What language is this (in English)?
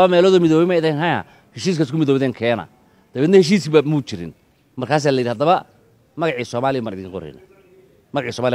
Arabic